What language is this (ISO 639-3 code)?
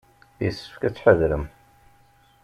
kab